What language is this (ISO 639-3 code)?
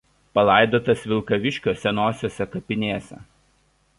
lit